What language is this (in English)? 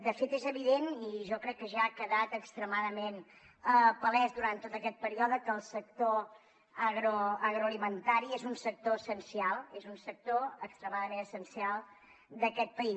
Catalan